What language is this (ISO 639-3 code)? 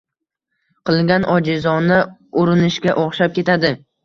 uzb